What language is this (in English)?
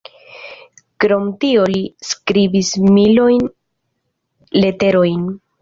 Esperanto